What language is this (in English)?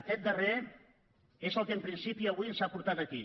Catalan